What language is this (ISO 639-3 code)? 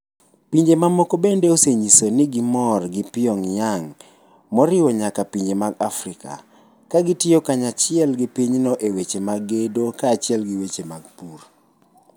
luo